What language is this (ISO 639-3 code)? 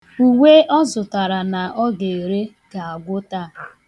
ibo